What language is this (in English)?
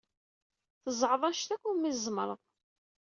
Kabyle